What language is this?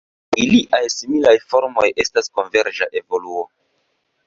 Esperanto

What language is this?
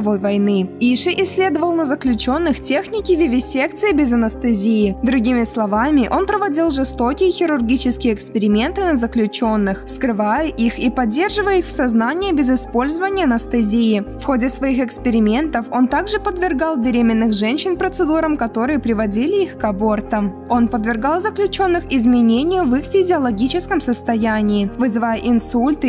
Russian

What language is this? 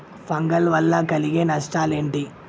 Telugu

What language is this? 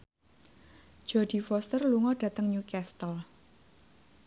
Javanese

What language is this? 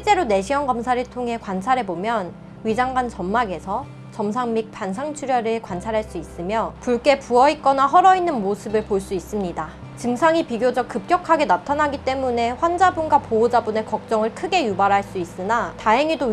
Korean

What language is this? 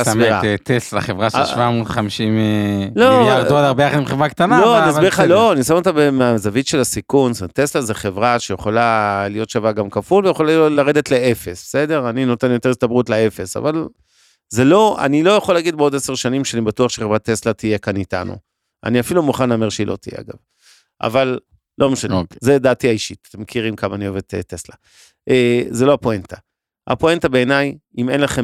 Hebrew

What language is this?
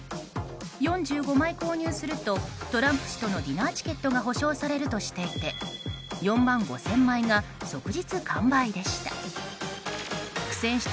Japanese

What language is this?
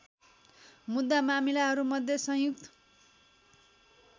Nepali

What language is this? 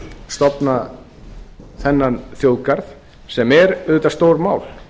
Icelandic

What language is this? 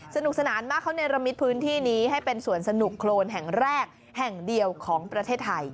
Thai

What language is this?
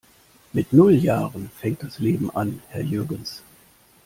German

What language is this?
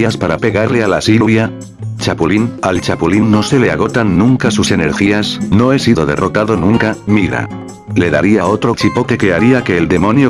Spanish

